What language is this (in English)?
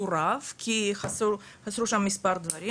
Hebrew